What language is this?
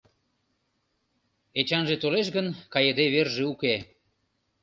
Mari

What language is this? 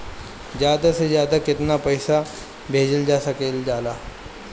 Bhojpuri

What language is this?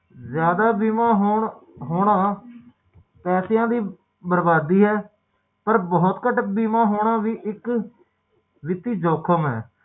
Punjabi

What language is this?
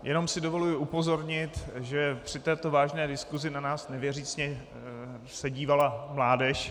Czech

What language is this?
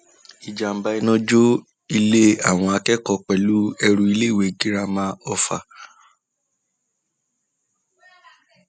Yoruba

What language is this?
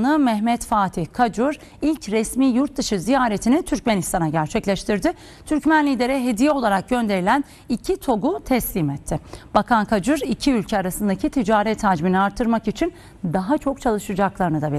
Turkish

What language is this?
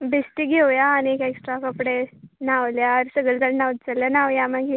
Konkani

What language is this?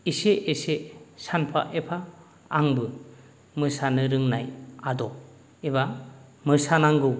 Bodo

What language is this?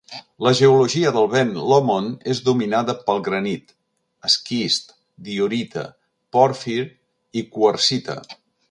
Catalan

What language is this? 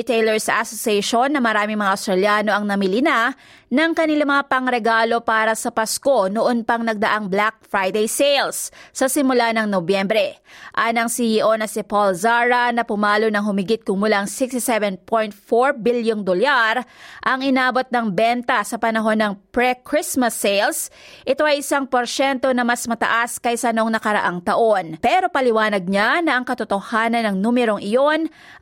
Filipino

